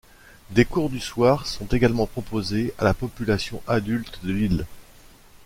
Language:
French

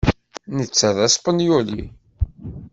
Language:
Kabyle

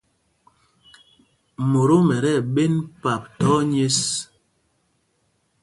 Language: Mpumpong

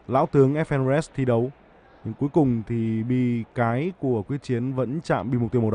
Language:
Vietnamese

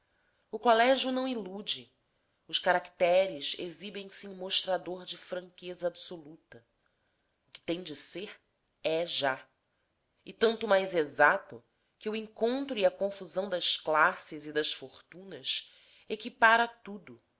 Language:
Portuguese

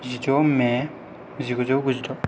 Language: Bodo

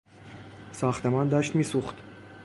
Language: Persian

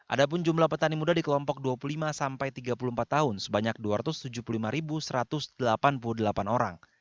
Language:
Indonesian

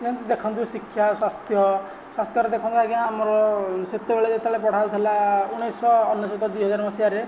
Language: Odia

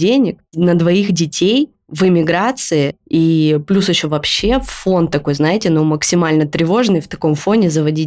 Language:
Russian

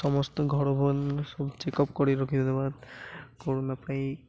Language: Odia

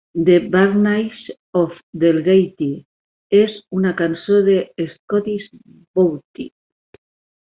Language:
Catalan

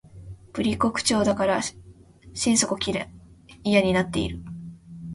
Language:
Japanese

